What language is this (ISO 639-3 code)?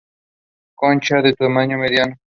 spa